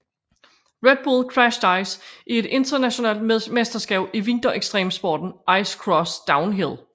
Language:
Danish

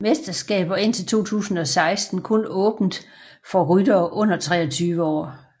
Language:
Danish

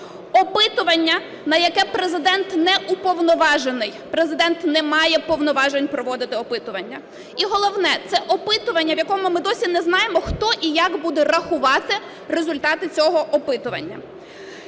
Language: Ukrainian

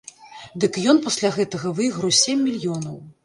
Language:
Belarusian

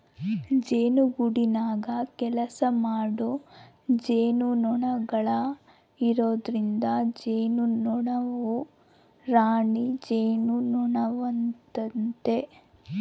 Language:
Kannada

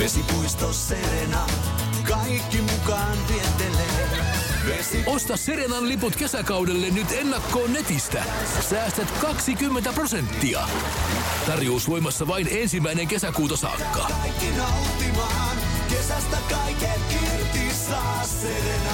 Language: Finnish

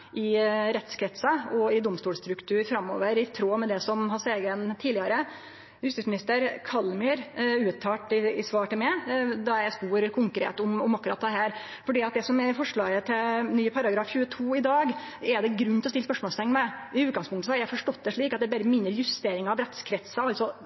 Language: Norwegian Nynorsk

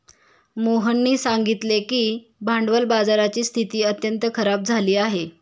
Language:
Marathi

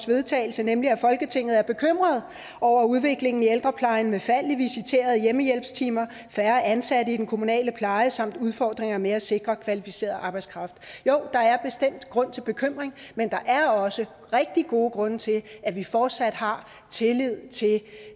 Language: Danish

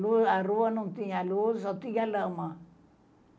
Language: Portuguese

